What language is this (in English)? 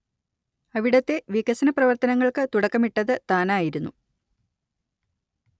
Malayalam